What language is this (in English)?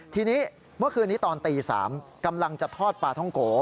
Thai